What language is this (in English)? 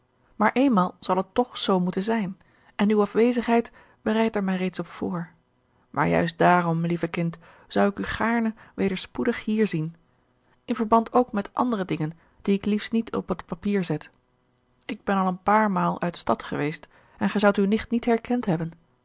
Dutch